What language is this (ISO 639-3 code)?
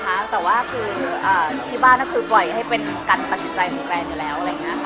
tha